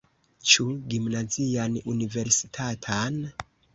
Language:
Esperanto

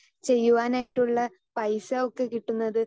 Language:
Malayalam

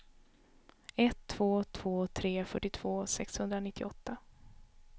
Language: Swedish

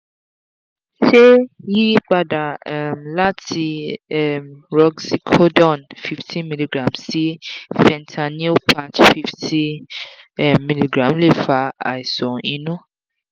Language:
Yoruba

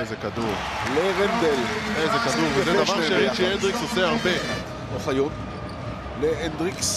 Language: Hebrew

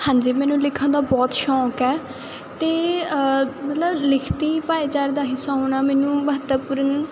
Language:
Punjabi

